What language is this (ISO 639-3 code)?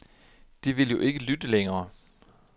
dan